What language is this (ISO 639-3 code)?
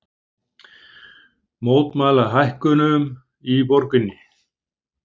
isl